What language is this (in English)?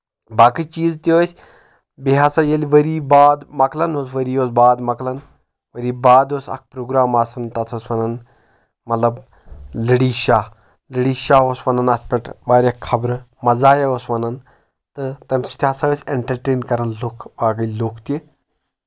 Kashmiri